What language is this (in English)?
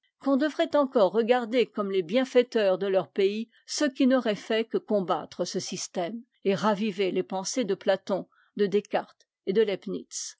French